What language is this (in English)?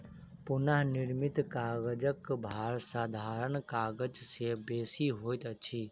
Maithili